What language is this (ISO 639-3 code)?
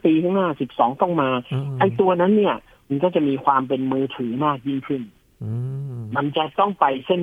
tha